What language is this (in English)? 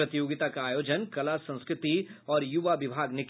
Hindi